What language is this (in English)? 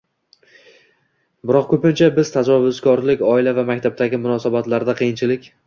Uzbek